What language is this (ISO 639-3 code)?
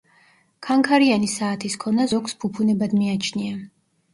kat